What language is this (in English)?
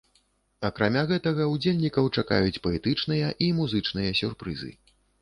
Belarusian